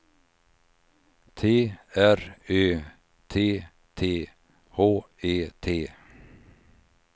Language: Swedish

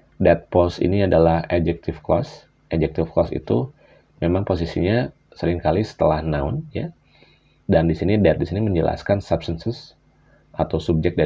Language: Indonesian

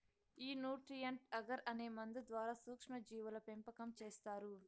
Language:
Telugu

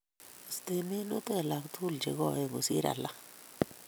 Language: Kalenjin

